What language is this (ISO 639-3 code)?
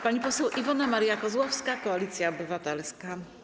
pol